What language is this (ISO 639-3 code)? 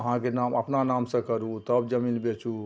mai